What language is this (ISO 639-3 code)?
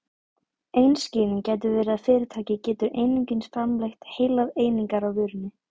isl